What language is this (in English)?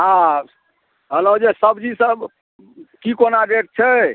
Maithili